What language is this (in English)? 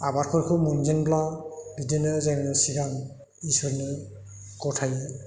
Bodo